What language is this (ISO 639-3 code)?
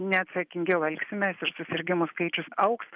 lit